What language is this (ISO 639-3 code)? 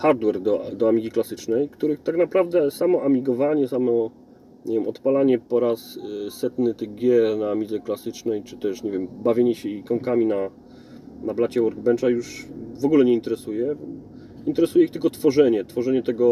pol